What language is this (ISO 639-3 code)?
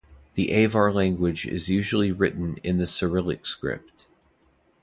eng